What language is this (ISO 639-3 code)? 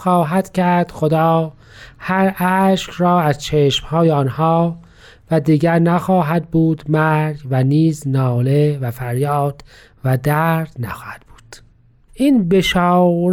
fas